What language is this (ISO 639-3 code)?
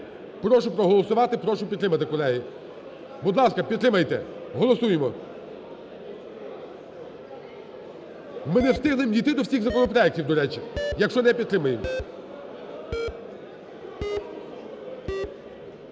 ukr